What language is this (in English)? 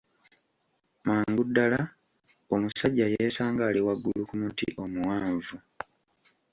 Ganda